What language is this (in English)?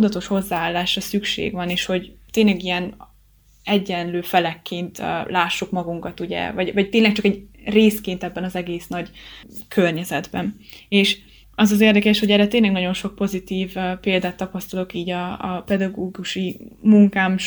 Hungarian